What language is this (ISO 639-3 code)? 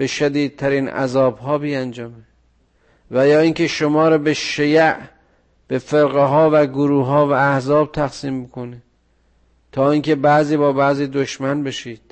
fas